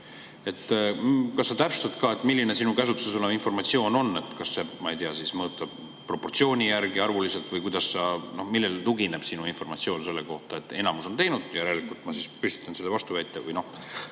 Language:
Estonian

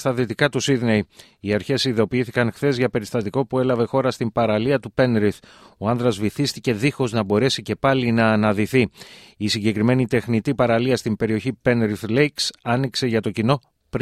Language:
Greek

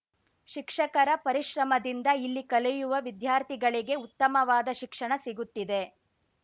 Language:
Kannada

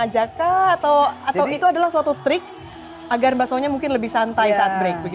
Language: Indonesian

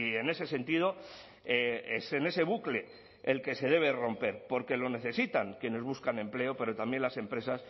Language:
Spanish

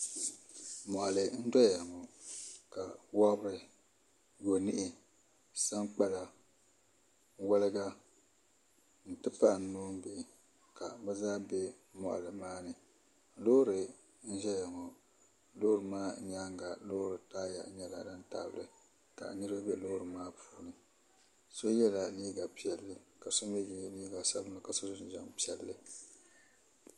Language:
Dagbani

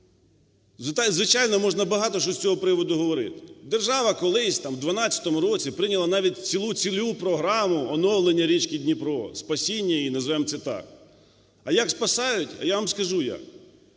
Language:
Ukrainian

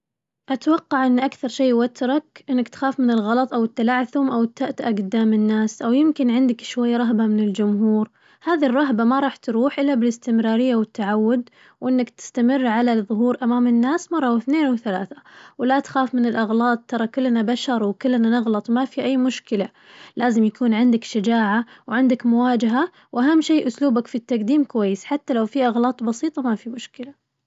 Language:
Najdi Arabic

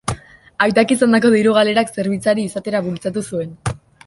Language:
Basque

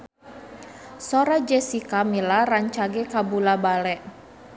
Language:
Sundanese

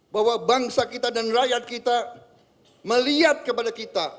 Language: Indonesian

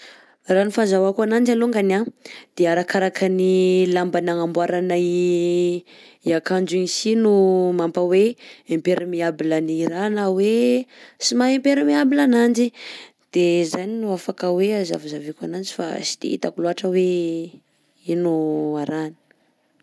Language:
Southern Betsimisaraka Malagasy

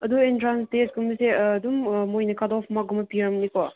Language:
Manipuri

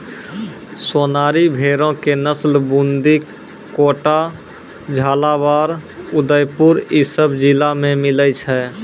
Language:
Maithili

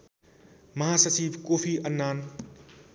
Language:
Nepali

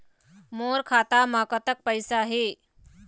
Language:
Chhattisgarhi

